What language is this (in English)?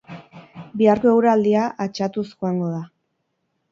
Basque